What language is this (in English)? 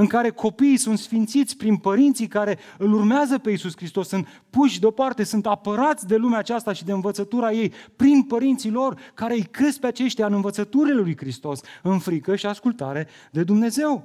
Romanian